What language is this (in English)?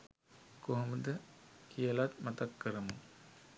Sinhala